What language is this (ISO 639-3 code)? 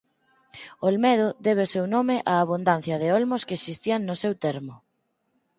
glg